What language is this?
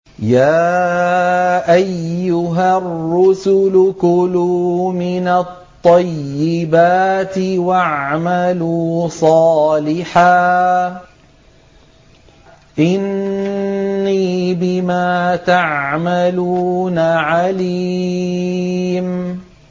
Arabic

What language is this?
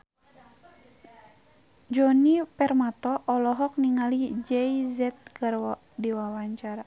Sundanese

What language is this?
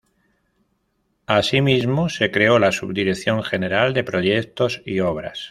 Spanish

